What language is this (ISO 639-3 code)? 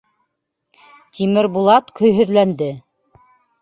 bak